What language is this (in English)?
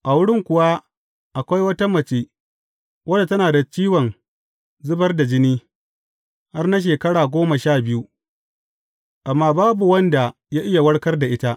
Hausa